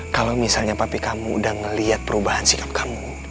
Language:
Indonesian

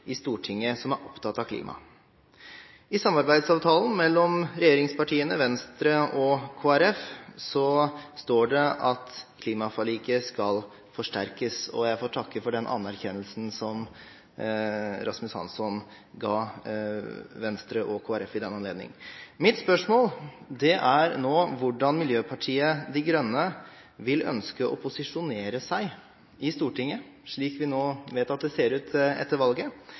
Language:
Norwegian Bokmål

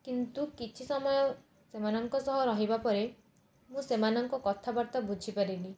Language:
Odia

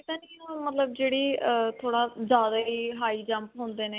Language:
Punjabi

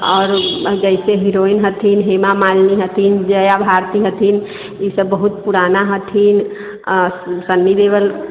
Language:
Maithili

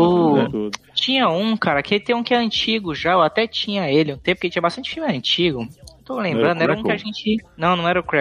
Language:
Portuguese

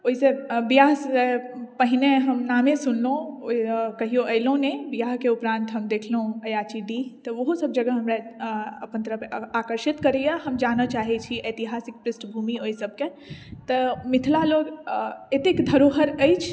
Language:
Maithili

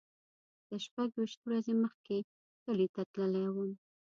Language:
Pashto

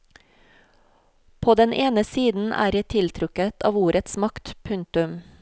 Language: Norwegian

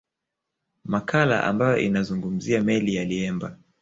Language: Swahili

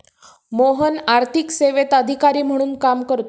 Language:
Marathi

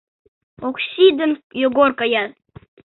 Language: Mari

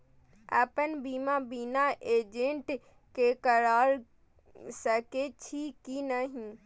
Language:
Maithili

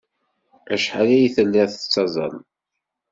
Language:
Kabyle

